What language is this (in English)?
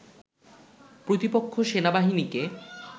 Bangla